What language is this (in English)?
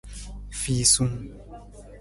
Nawdm